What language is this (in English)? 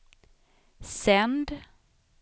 Swedish